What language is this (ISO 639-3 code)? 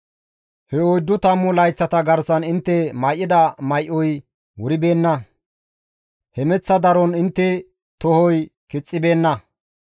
gmv